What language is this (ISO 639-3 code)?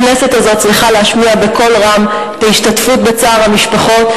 heb